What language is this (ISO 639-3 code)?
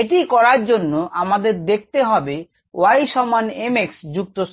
ben